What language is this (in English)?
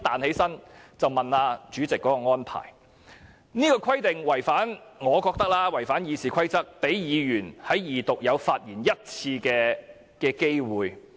Cantonese